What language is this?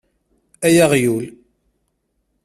Kabyle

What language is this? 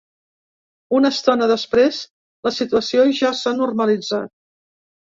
Catalan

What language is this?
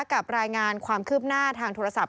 Thai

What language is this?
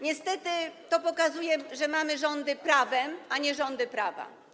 Polish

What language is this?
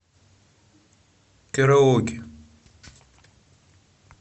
Russian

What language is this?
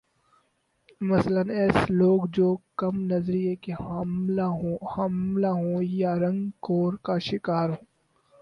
Urdu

